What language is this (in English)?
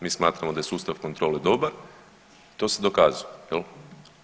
Croatian